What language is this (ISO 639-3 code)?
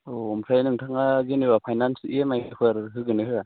brx